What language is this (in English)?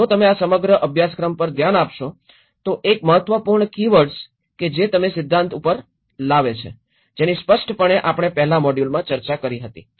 Gujarati